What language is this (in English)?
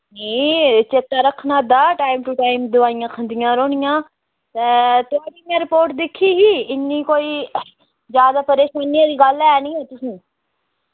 Dogri